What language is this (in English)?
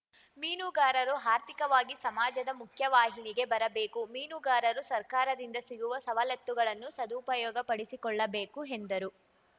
Kannada